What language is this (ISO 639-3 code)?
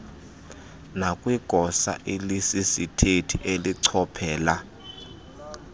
xho